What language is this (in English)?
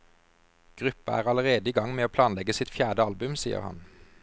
Norwegian